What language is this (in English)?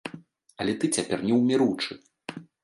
Belarusian